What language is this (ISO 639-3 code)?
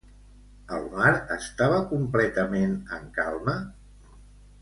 cat